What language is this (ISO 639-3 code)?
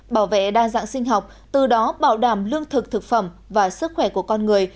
vie